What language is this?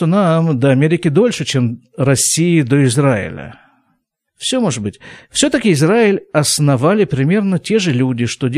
Russian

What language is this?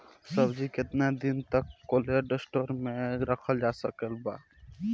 Bhojpuri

